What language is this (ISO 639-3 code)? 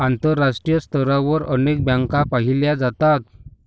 mar